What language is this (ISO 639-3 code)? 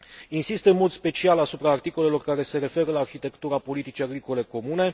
ron